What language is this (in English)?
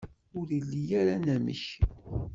Kabyle